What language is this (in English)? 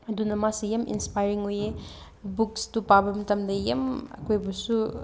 Manipuri